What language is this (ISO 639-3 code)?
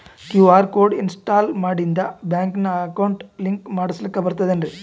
kan